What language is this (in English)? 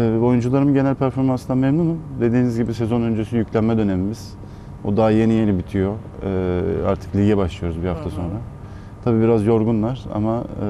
Turkish